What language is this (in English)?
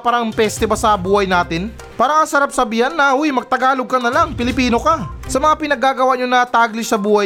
Filipino